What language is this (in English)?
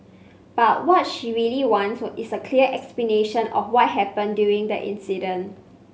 English